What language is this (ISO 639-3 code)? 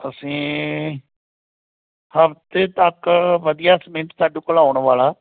pan